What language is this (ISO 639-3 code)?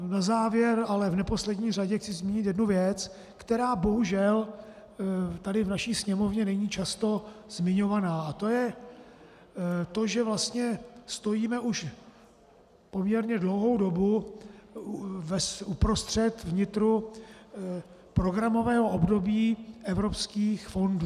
ces